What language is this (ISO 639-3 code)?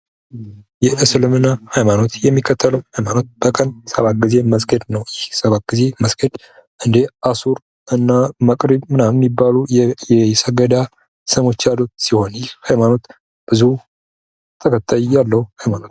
amh